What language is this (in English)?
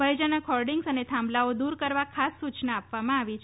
Gujarati